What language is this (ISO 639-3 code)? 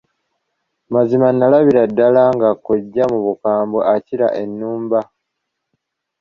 lug